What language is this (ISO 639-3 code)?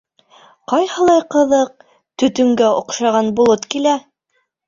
bak